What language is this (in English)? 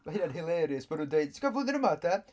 Welsh